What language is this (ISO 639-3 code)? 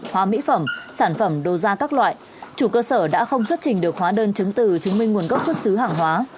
vie